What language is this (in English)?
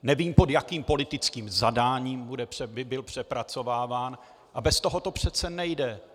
Czech